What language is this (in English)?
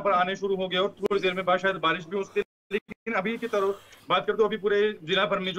Hindi